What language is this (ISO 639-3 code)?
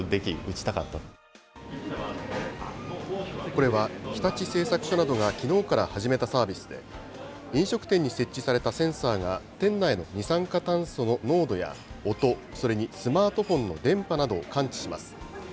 jpn